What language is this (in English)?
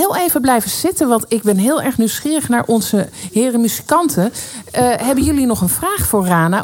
Dutch